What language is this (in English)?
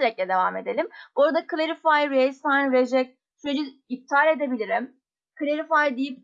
Turkish